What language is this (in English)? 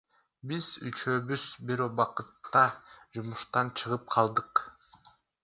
Kyrgyz